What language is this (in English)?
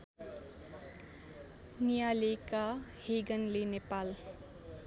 Nepali